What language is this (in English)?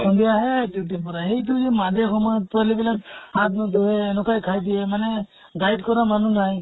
Assamese